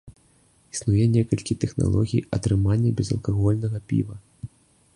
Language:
Belarusian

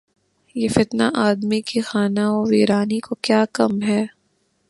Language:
Urdu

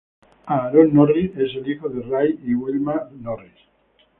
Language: Spanish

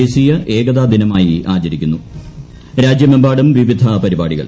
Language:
Malayalam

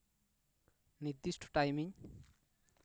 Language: Santali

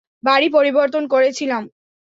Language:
Bangla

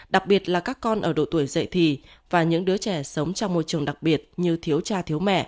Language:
Vietnamese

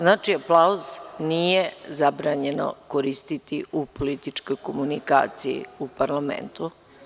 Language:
Serbian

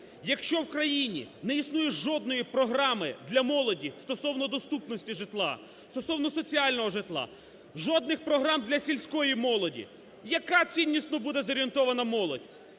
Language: Ukrainian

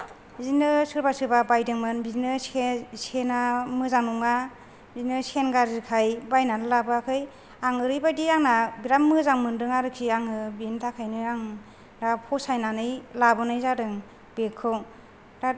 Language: Bodo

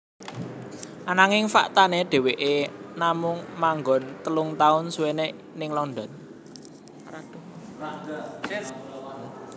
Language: Javanese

